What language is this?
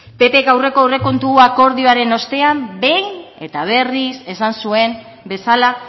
Basque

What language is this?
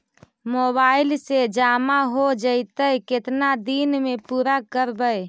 Magahi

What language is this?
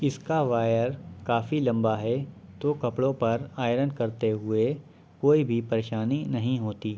Urdu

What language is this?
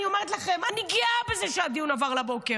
Hebrew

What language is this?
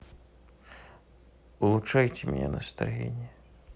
Russian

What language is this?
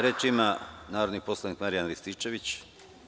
Serbian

